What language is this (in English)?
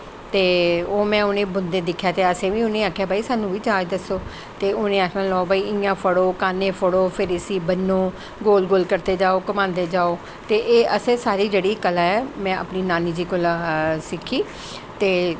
Dogri